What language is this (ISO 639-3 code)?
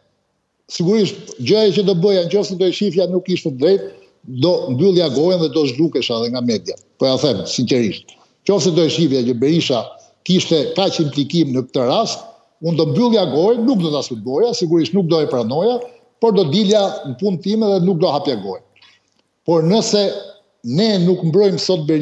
ron